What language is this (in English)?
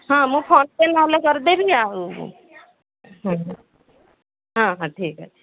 Odia